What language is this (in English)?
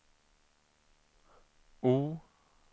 Swedish